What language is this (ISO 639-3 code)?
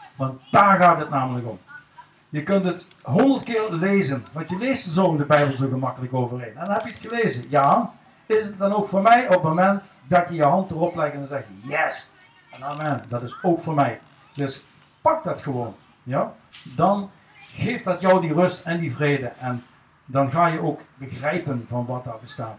nld